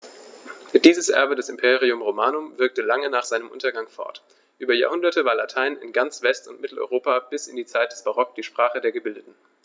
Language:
German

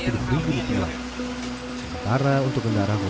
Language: Indonesian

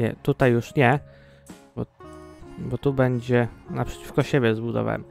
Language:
Polish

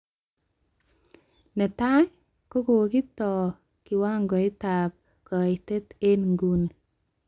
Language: Kalenjin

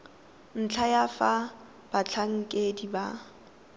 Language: Tswana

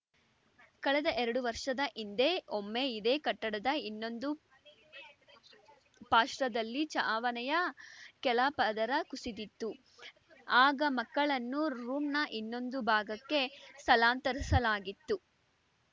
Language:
Kannada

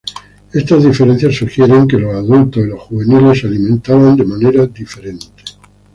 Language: Spanish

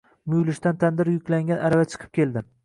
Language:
Uzbek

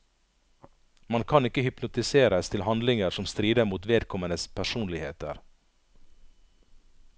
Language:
Norwegian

